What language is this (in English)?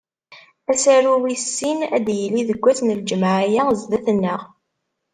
Kabyle